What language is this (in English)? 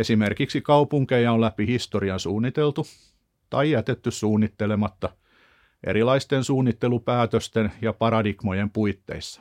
Finnish